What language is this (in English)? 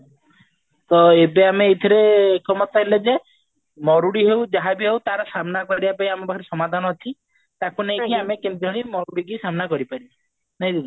Odia